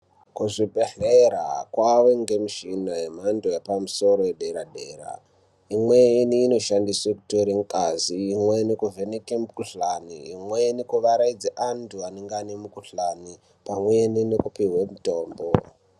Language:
Ndau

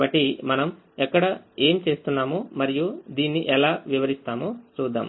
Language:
Telugu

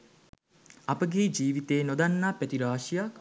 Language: Sinhala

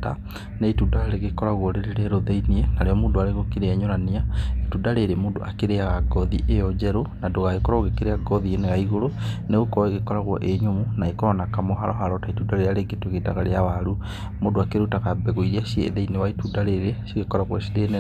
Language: Kikuyu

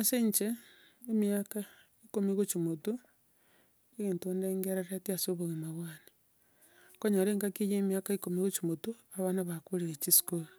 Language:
Gusii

